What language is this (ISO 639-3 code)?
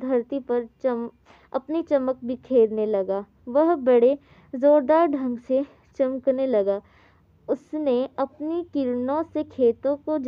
hin